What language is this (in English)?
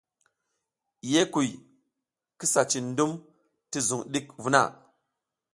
South Giziga